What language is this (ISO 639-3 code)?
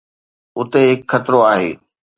snd